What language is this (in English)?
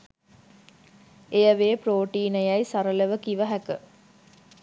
Sinhala